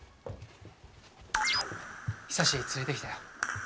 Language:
Japanese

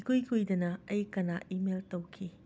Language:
Manipuri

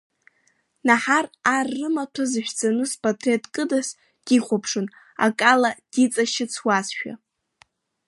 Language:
Abkhazian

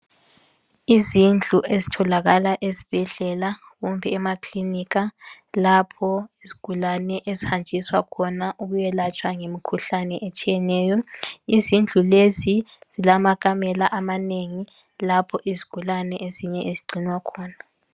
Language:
North Ndebele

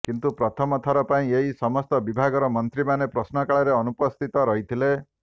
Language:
Odia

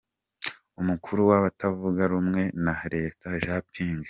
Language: Kinyarwanda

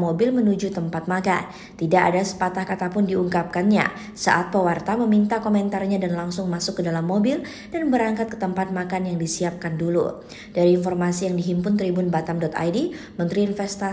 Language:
Indonesian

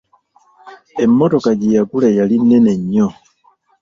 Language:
Ganda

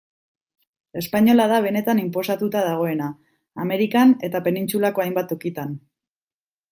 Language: Basque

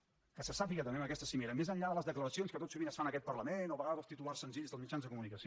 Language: Catalan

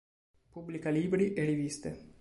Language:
Italian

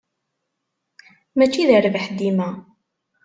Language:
Kabyle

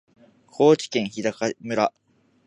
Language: Japanese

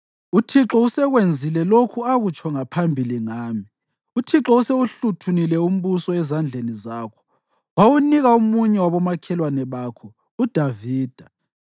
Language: North Ndebele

